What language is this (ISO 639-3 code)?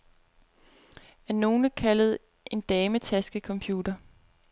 dan